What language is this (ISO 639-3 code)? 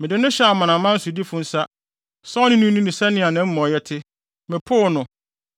aka